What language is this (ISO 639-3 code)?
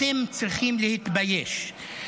heb